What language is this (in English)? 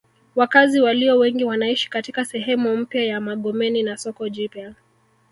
Swahili